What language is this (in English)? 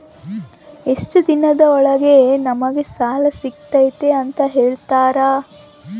Kannada